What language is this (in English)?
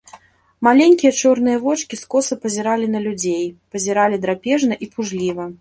Belarusian